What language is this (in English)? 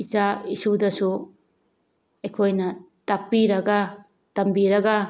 Manipuri